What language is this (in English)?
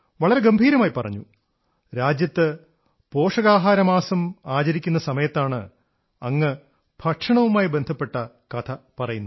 Malayalam